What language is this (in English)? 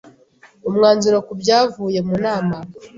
Kinyarwanda